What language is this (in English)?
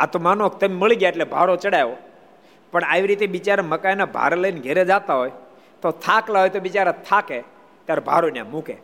Gujarati